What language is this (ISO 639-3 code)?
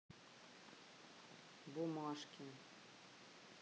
rus